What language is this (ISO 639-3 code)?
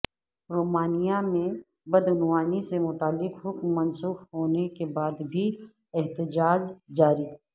urd